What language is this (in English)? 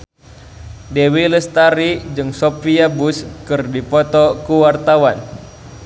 Sundanese